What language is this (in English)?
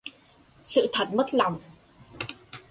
Vietnamese